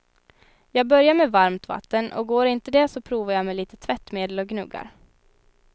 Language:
Swedish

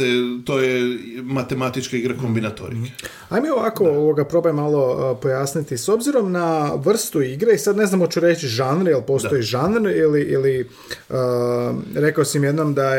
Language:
Croatian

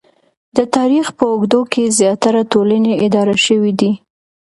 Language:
Pashto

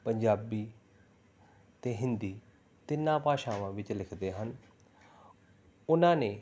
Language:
Punjabi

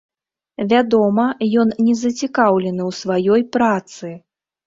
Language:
Belarusian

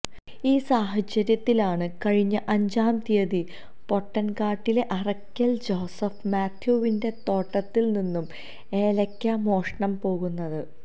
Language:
Malayalam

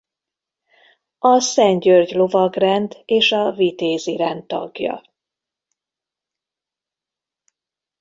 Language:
Hungarian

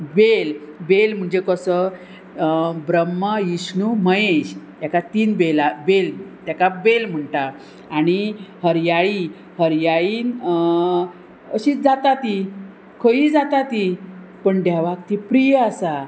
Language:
Konkani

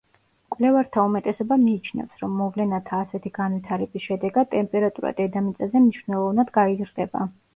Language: Georgian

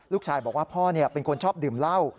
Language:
Thai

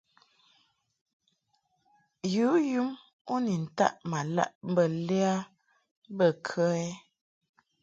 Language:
Mungaka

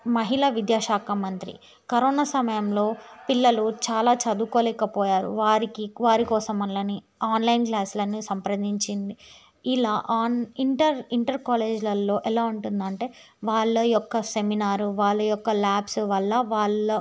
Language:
Telugu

